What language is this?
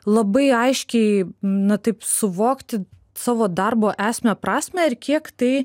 Lithuanian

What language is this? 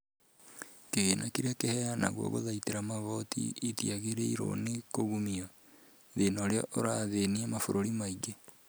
Kikuyu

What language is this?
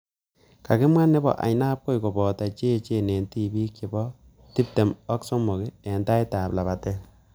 Kalenjin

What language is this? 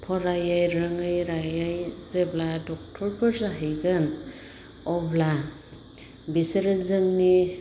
Bodo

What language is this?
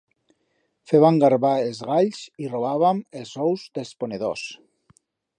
Aragonese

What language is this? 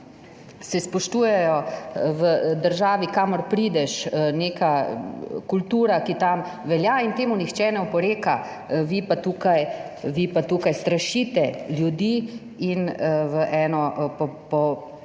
Slovenian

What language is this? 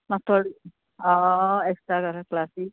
Konkani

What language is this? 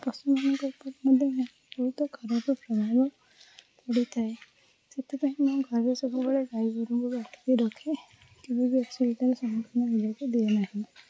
Odia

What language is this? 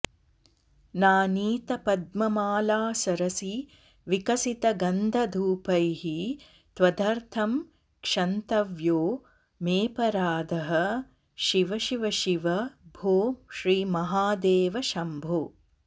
Sanskrit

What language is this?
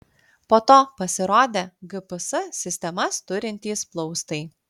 Lithuanian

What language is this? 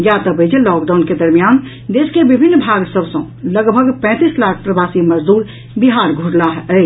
Maithili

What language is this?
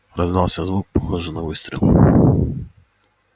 Russian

